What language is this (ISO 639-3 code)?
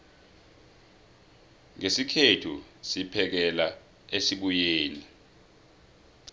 nbl